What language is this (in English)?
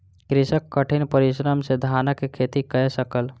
Maithili